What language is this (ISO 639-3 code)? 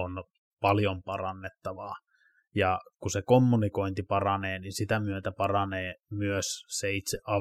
fin